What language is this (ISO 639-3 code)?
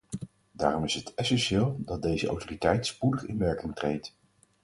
nld